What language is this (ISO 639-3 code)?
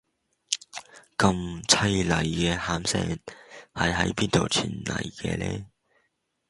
yue